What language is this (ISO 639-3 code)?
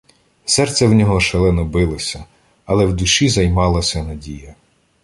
ukr